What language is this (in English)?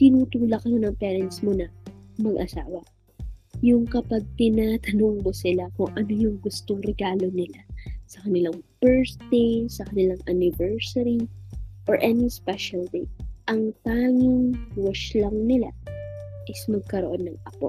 Filipino